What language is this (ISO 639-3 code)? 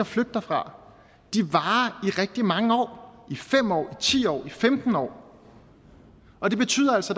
dan